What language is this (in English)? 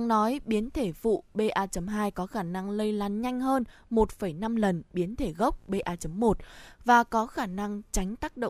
Vietnamese